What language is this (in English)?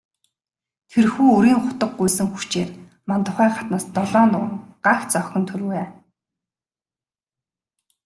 Mongolian